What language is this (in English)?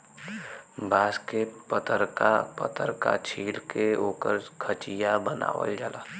Bhojpuri